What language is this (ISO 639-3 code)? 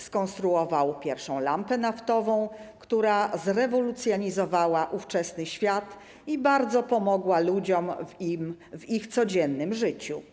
pol